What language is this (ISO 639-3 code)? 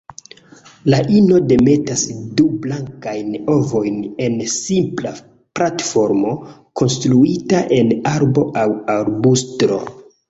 epo